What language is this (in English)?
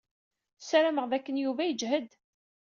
Kabyle